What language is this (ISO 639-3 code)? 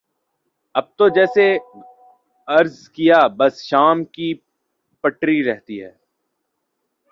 urd